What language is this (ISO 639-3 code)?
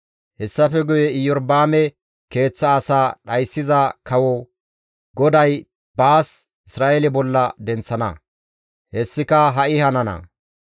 gmv